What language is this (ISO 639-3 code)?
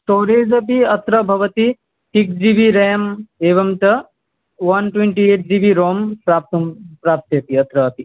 san